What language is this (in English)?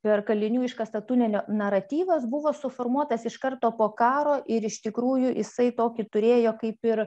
Lithuanian